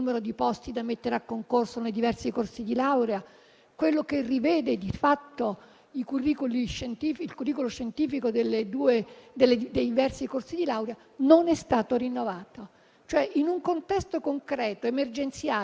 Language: Italian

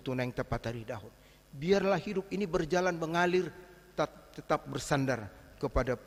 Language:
Indonesian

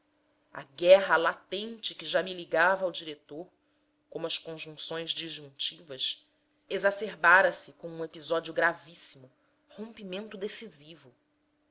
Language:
Portuguese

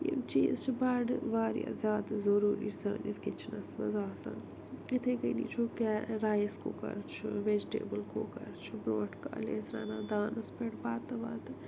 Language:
Kashmiri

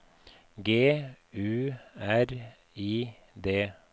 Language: Norwegian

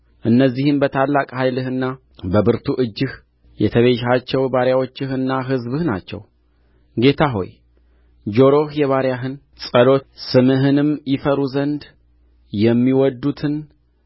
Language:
Amharic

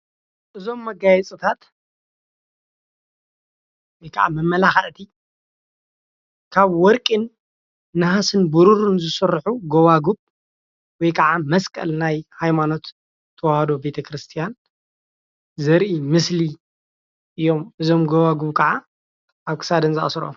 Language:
Tigrinya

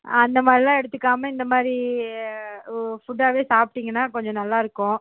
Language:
Tamil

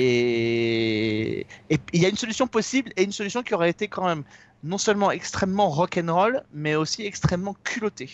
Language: French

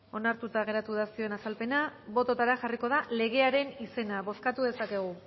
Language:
Basque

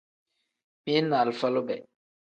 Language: Tem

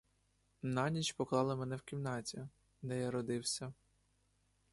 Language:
Ukrainian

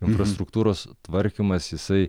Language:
Lithuanian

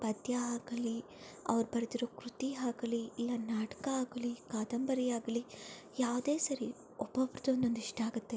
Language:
Kannada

